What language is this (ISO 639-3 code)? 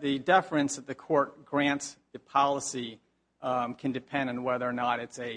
eng